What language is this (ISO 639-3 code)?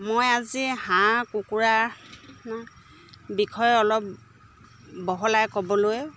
asm